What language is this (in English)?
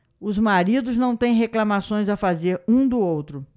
Portuguese